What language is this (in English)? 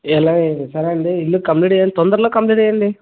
Telugu